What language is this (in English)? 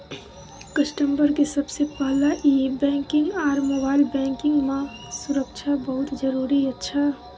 Maithili